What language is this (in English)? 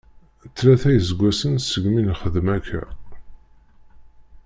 Kabyle